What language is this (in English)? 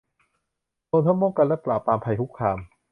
Thai